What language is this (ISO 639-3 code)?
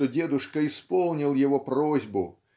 rus